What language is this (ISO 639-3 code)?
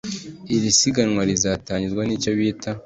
kin